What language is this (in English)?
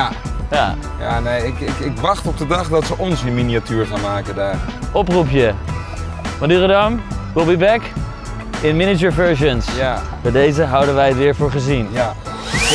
Dutch